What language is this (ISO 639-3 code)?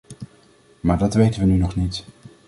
nld